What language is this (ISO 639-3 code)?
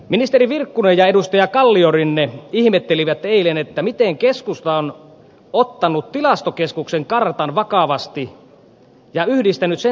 fin